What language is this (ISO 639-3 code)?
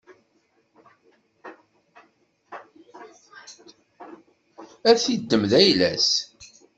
kab